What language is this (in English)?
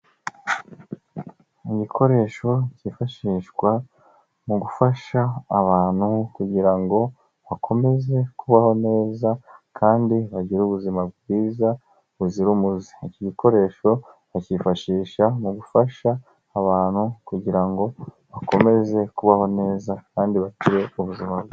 Kinyarwanda